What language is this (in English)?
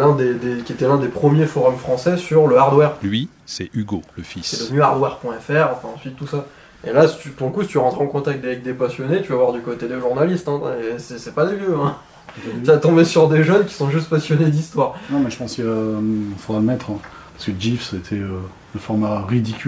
French